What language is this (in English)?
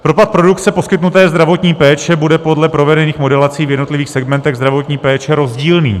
Czech